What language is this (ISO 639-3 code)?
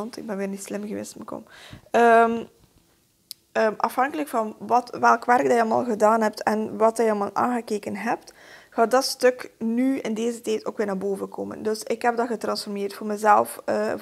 nld